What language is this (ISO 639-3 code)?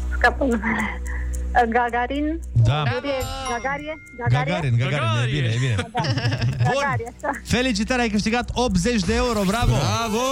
ron